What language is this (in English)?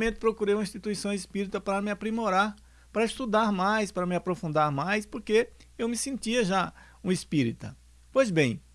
Portuguese